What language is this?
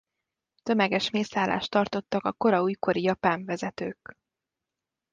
Hungarian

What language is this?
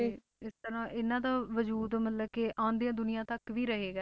Punjabi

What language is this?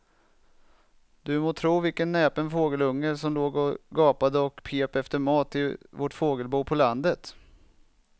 Swedish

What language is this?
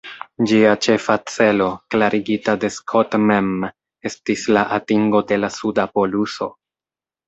Esperanto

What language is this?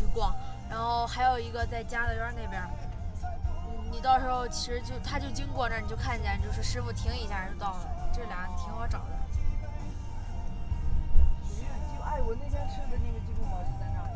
Chinese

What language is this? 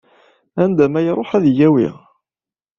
Kabyle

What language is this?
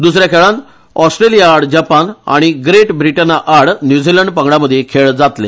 Konkani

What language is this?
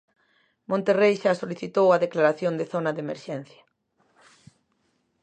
Galician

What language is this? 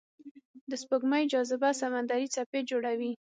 Pashto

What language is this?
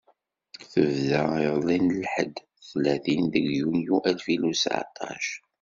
Kabyle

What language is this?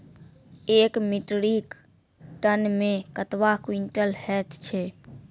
Maithili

